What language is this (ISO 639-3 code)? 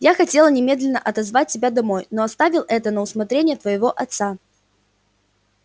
rus